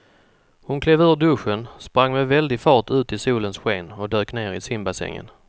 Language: Swedish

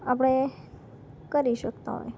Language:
Gujarati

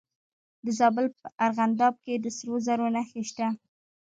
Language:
Pashto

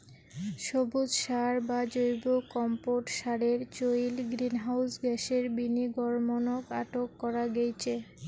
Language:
Bangla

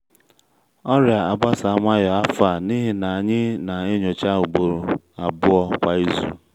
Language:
Igbo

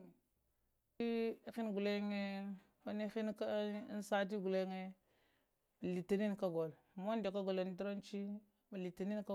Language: Lamang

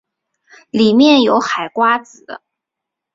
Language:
Chinese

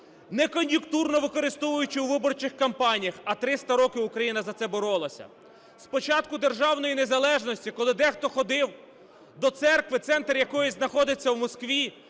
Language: Ukrainian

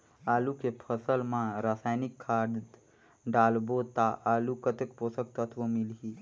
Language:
Chhattisgarhi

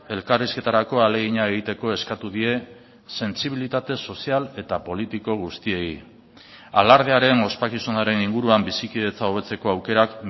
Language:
Basque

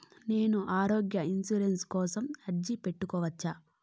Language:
Telugu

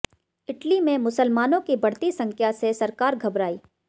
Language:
Hindi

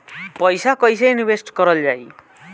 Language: Bhojpuri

